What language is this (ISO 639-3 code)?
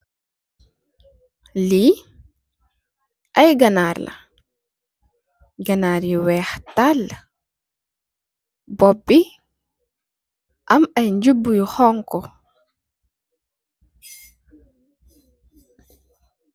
wol